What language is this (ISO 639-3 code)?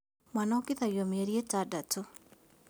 kik